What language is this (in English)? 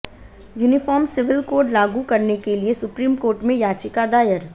Hindi